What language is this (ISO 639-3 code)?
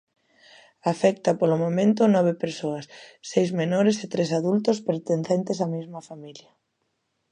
glg